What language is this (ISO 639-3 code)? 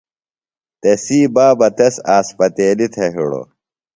phl